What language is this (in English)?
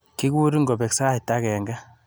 Kalenjin